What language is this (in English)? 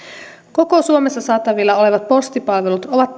Finnish